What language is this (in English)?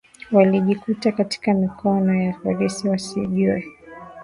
Swahili